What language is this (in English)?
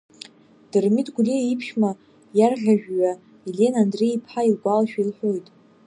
Abkhazian